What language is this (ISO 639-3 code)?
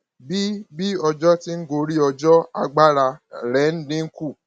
yor